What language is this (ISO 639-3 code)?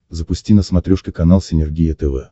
rus